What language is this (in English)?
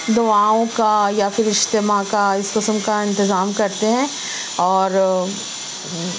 Urdu